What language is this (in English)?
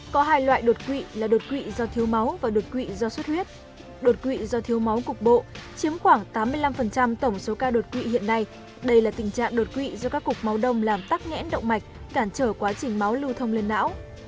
Vietnamese